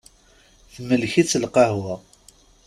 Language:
Kabyle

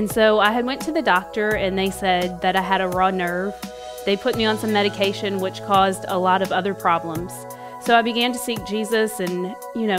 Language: English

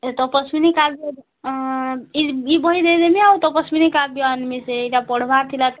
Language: Odia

